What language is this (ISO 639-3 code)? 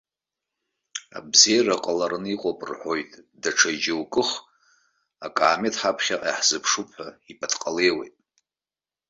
abk